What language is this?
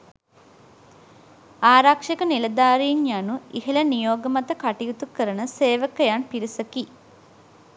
Sinhala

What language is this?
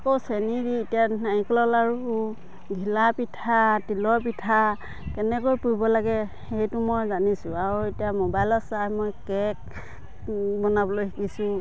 Assamese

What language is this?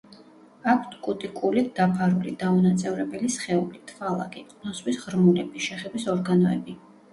Georgian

